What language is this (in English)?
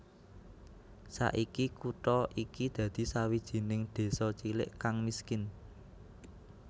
Javanese